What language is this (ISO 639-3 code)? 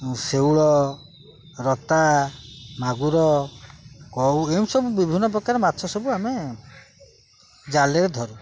ori